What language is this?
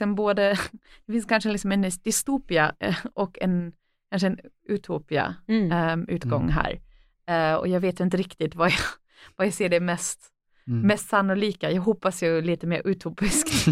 Swedish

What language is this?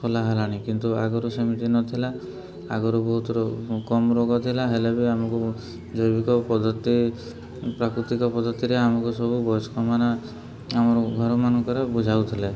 Odia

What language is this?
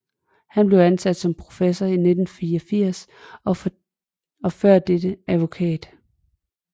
Danish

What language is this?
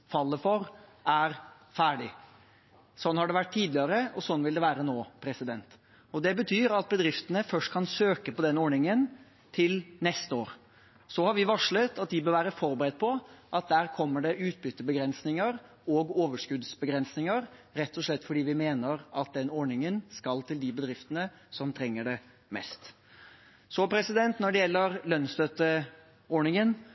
Norwegian Bokmål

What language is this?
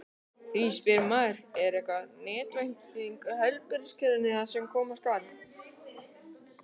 Icelandic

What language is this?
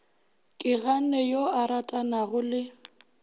Northern Sotho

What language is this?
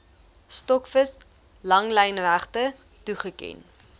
Afrikaans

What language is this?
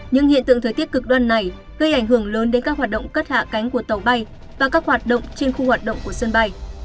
Vietnamese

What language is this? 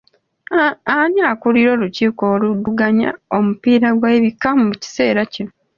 Ganda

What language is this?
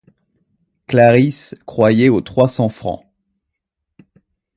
French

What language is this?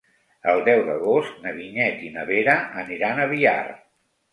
Catalan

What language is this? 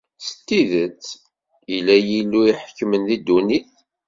Kabyle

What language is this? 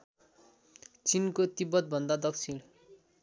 Nepali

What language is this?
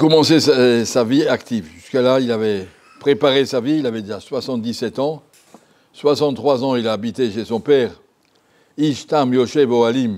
French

